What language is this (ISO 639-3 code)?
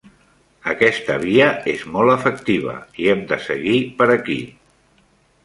cat